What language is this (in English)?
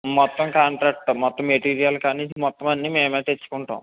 Telugu